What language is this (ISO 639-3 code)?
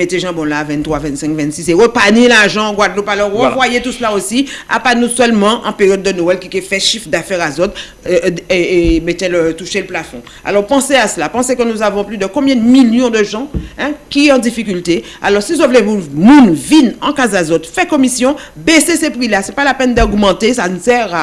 fra